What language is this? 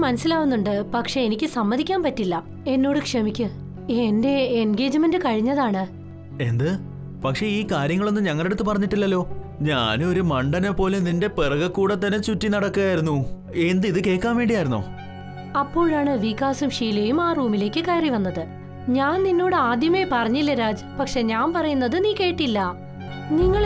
Malayalam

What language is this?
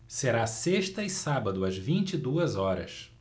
Portuguese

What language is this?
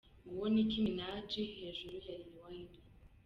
Kinyarwanda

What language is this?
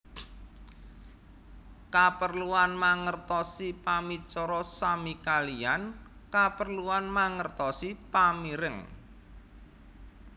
Javanese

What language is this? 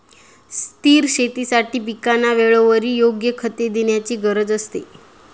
Marathi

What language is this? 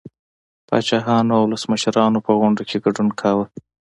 Pashto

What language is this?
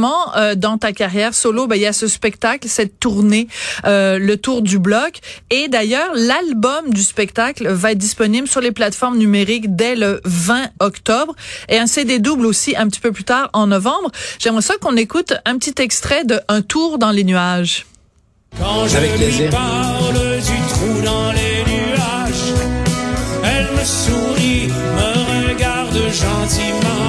French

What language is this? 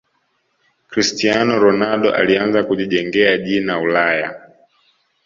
Swahili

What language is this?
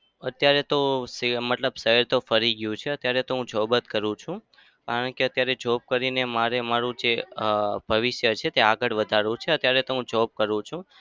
Gujarati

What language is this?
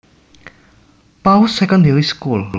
Javanese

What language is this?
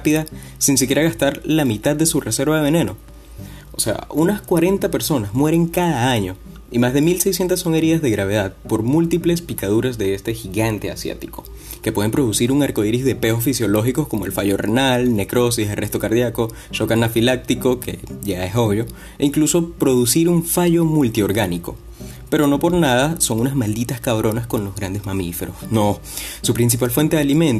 Spanish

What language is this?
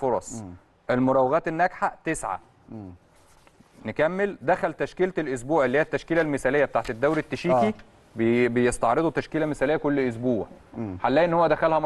Arabic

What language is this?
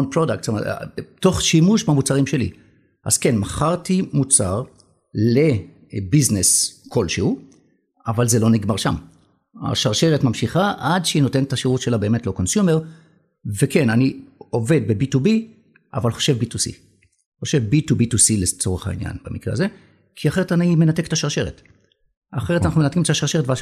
Hebrew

